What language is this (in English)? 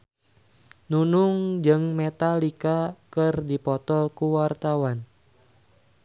Sundanese